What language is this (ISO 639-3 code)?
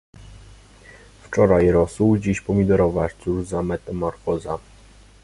pol